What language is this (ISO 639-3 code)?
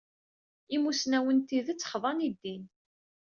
kab